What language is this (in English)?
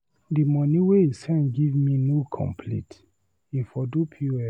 Nigerian Pidgin